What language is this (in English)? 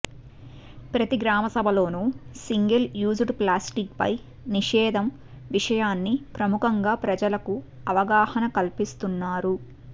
Telugu